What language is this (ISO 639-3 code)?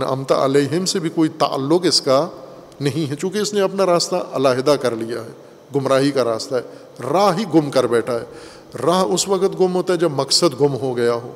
urd